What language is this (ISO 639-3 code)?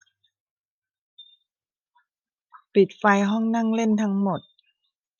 tha